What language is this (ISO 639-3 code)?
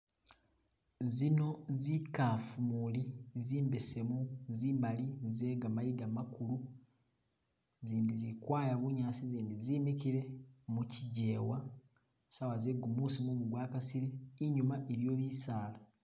myx